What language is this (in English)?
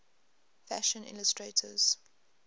English